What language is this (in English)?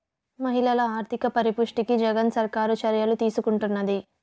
Telugu